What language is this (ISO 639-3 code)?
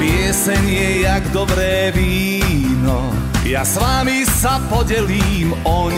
hrv